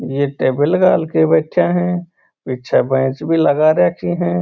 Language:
Marwari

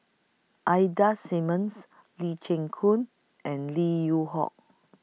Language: English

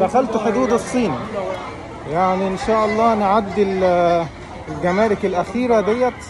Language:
Arabic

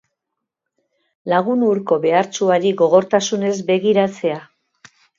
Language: Basque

